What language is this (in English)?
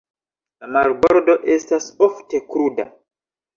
Esperanto